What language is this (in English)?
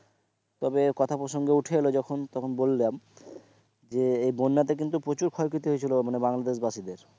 Bangla